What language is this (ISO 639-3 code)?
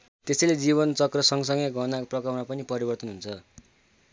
nep